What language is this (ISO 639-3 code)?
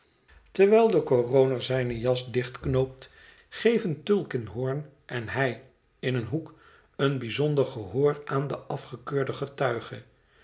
nld